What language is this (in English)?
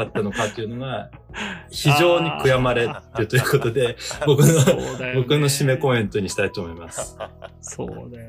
Japanese